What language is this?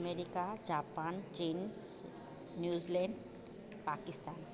Sindhi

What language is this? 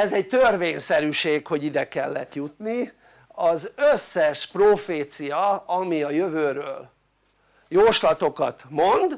Hungarian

